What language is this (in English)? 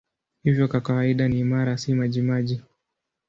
Swahili